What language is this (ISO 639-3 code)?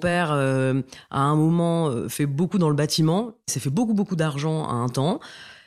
fra